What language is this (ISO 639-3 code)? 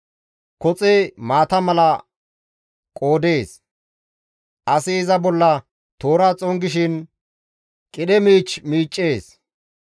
gmv